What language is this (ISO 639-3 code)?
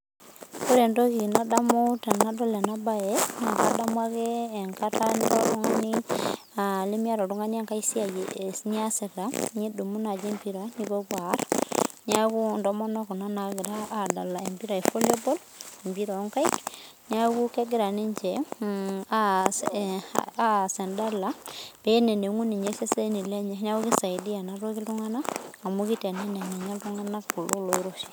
mas